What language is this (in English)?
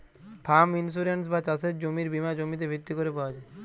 Bangla